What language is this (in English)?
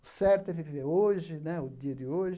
Portuguese